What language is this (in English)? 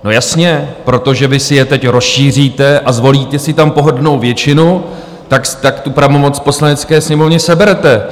Czech